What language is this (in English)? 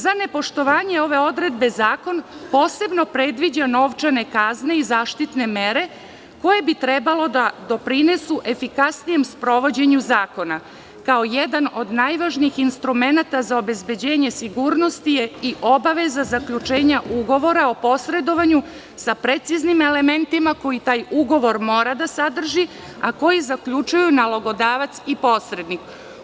Serbian